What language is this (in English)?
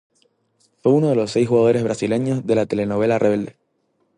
Spanish